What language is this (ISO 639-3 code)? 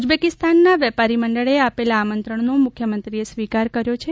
guj